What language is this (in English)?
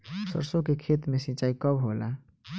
Bhojpuri